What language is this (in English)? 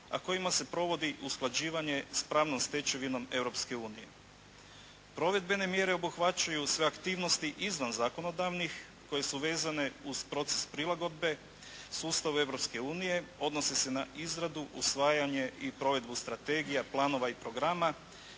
Croatian